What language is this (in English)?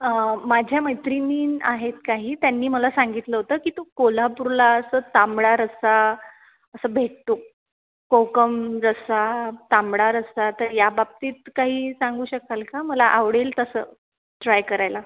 Marathi